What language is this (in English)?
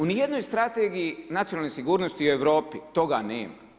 Croatian